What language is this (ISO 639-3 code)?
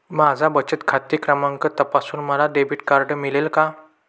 mar